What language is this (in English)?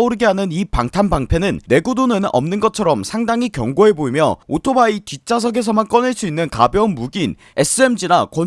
Korean